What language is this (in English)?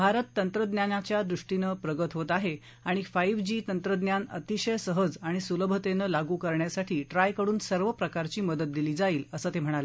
Marathi